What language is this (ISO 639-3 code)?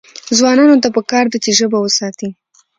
pus